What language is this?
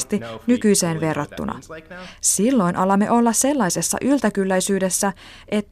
Finnish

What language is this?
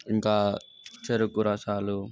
Telugu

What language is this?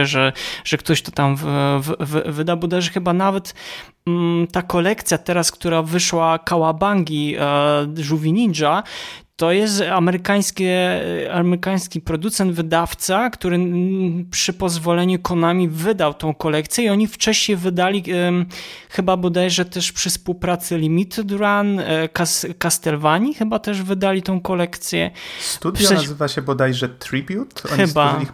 Polish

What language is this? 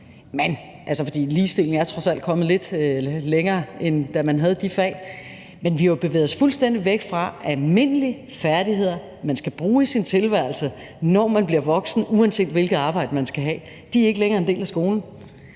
Danish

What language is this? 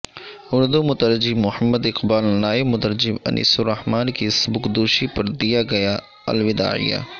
Urdu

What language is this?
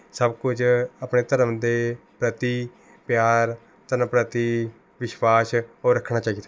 Punjabi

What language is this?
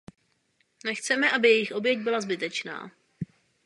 Czech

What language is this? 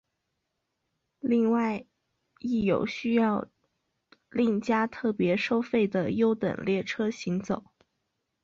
Chinese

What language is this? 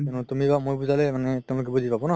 Assamese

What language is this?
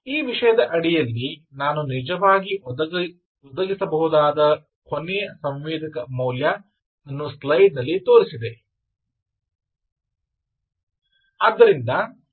Kannada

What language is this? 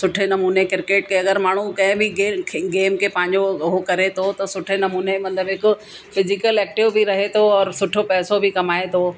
Sindhi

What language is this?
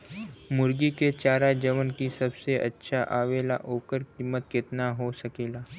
Bhojpuri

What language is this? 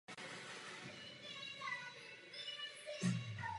Czech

